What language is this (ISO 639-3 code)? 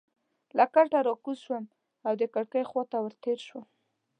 pus